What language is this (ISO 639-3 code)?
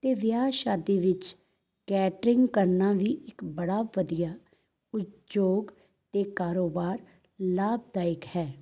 pan